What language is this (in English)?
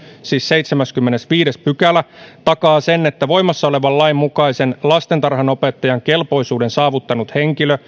Finnish